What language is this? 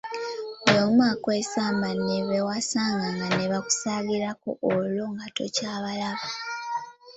Ganda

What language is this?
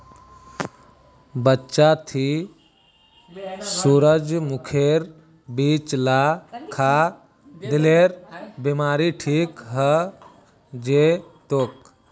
Magahi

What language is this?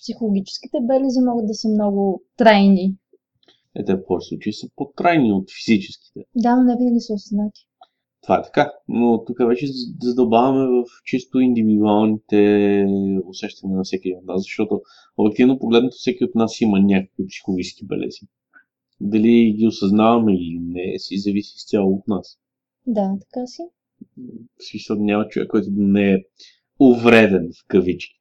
Bulgarian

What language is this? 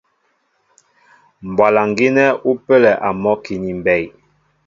Mbo (Cameroon)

